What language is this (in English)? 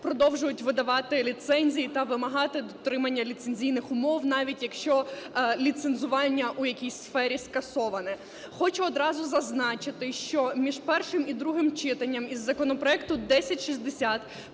Ukrainian